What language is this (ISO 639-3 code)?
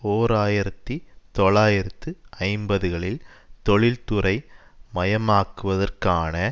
tam